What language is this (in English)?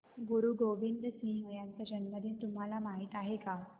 Marathi